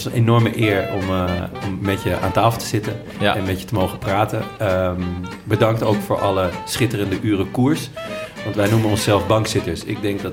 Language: Dutch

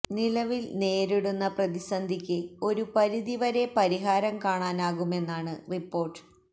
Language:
Malayalam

